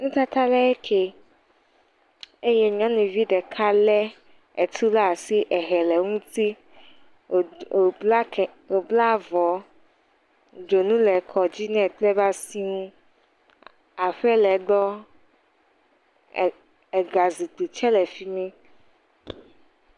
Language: Ewe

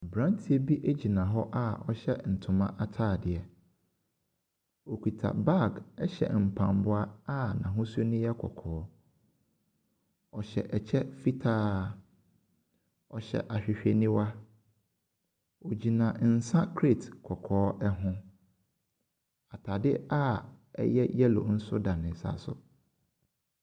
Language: Akan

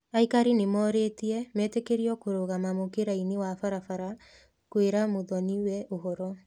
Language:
Kikuyu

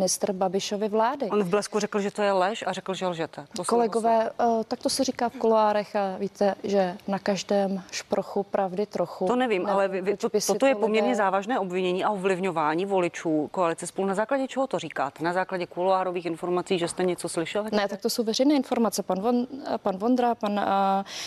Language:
Czech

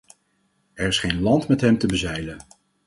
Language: Dutch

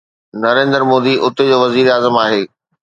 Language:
Sindhi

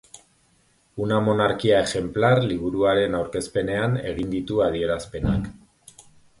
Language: Basque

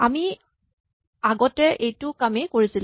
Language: Assamese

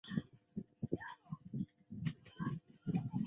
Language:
Chinese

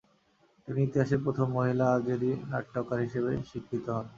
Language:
Bangla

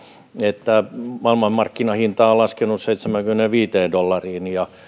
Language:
Finnish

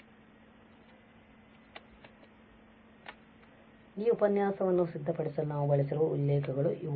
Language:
Kannada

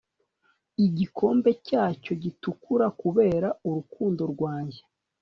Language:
Kinyarwanda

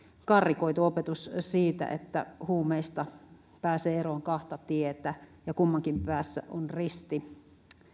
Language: Finnish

